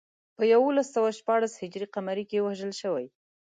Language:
Pashto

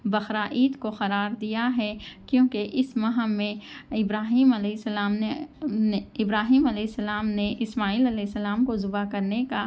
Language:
Urdu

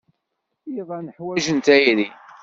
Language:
Kabyle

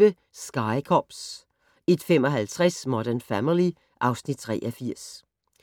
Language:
Danish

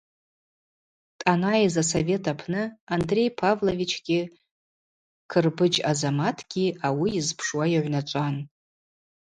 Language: Abaza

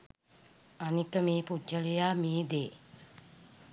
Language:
Sinhala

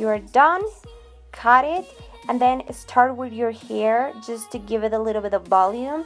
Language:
English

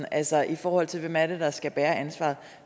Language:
Danish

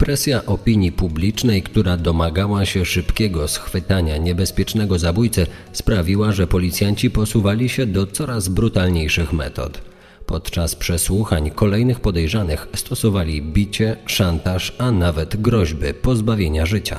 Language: Polish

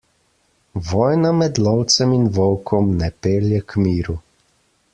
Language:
Slovenian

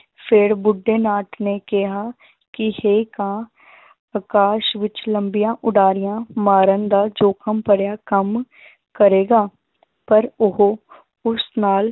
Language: Punjabi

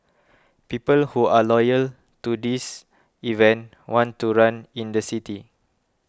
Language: English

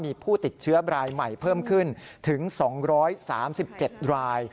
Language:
Thai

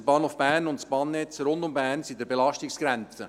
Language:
Swiss German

